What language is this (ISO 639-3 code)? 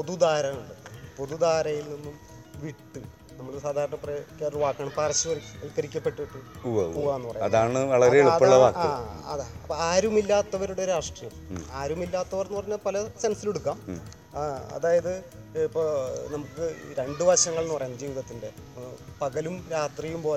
mal